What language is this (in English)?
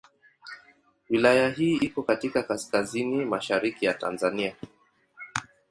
Swahili